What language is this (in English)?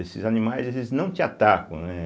Portuguese